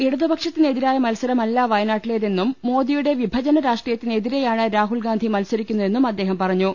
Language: Malayalam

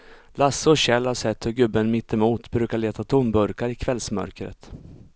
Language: Swedish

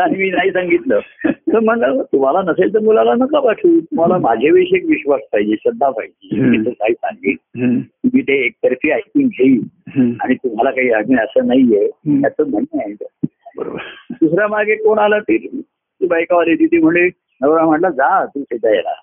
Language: Marathi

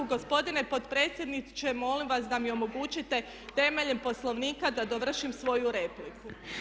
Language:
Croatian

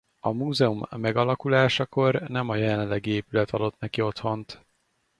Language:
Hungarian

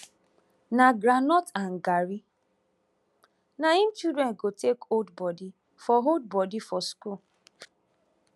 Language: Nigerian Pidgin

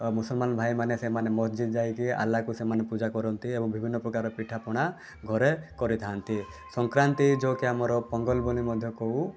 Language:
Odia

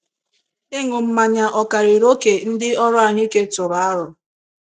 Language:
Igbo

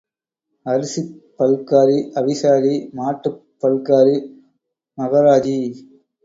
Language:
Tamil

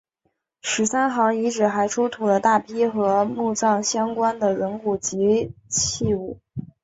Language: Chinese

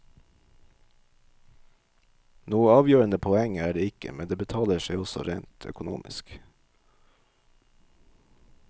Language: Norwegian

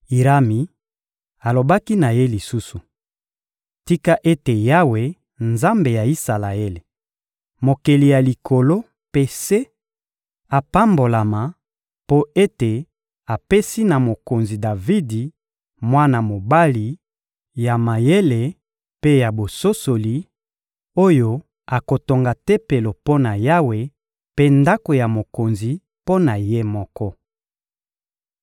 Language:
Lingala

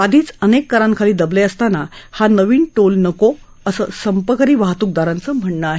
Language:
Marathi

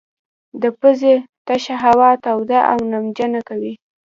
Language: Pashto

